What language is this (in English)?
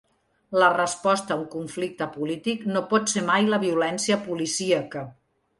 Catalan